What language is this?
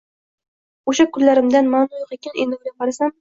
Uzbek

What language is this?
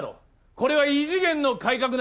Japanese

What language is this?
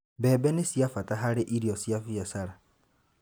Kikuyu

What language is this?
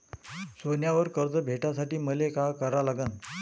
Marathi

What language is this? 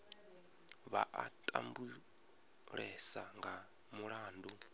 Venda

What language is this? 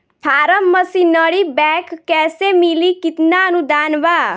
Bhojpuri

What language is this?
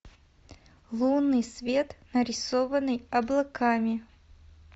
Russian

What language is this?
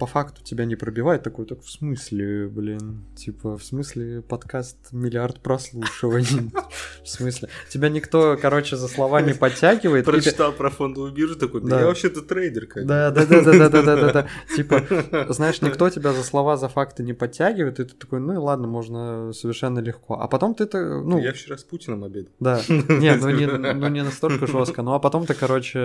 Russian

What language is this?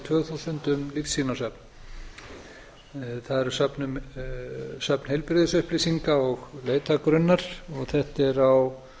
Icelandic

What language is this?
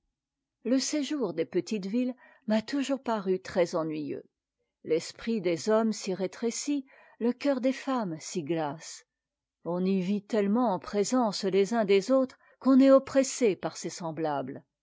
French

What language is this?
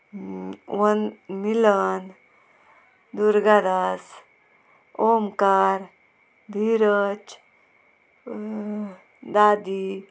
Konkani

